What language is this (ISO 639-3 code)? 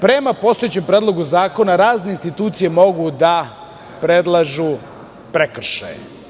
srp